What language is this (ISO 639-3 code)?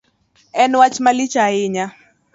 luo